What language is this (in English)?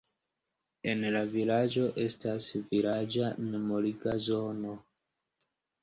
Esperanto